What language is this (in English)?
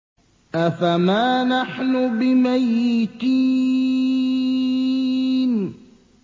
Arabic